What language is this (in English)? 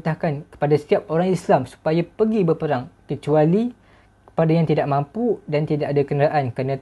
Malay